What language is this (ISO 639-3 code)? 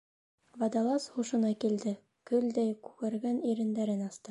bak